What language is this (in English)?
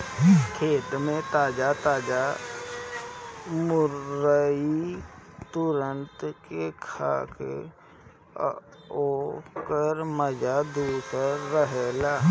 Bhojpuri